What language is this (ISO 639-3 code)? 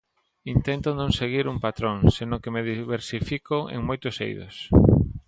glg